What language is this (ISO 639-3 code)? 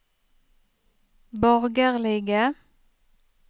nor